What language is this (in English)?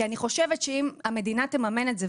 Hebrew